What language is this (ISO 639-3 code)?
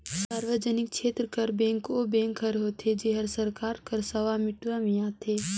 hne